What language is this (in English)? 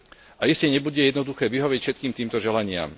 Slovak